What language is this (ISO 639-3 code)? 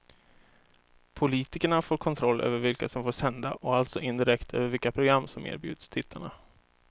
swe